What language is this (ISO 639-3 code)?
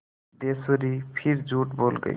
hin